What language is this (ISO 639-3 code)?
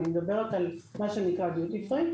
heb